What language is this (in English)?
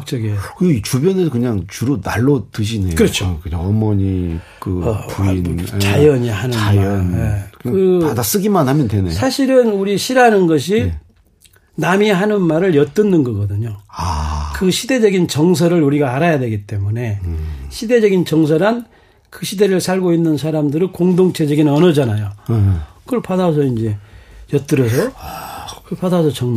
Korean